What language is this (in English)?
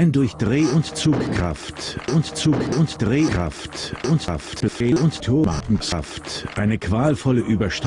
German